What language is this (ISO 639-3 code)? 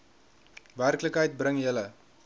afr